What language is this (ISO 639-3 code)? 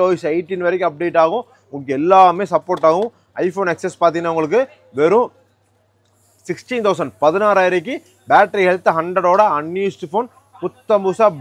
tam